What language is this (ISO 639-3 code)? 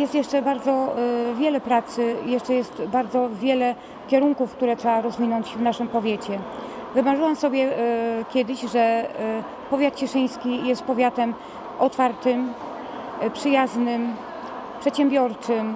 pol